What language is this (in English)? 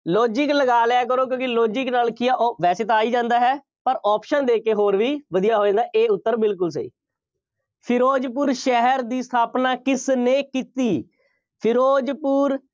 Punjabi